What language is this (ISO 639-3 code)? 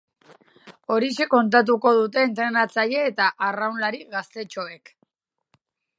eus